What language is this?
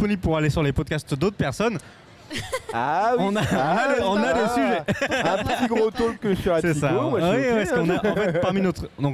French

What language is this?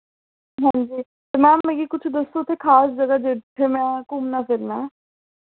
Dogri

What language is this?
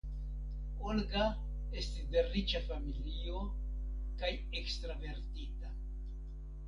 Esperanto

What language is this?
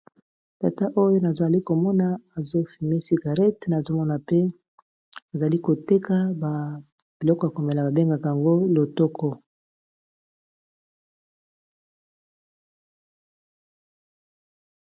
Lingala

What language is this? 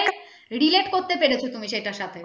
Bangla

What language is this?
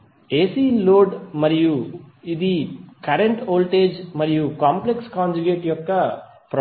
Telugu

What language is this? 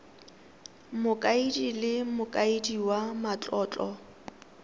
Tswana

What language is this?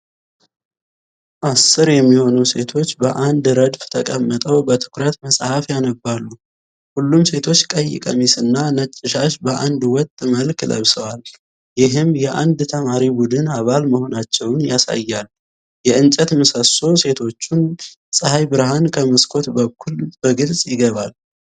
Amharic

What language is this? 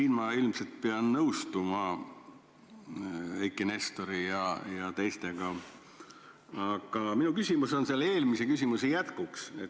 Estonian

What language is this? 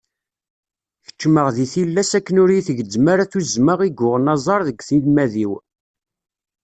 Kabyle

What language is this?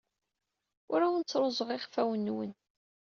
Kabyle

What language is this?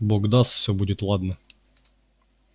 Russian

